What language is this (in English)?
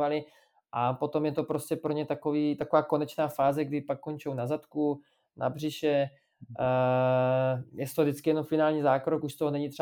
Czech